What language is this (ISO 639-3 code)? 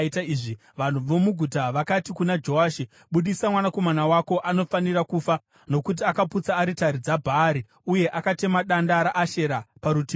sna